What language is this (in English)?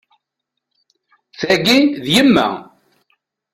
Kabyle